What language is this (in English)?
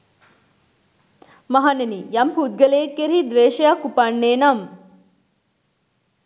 Sinhala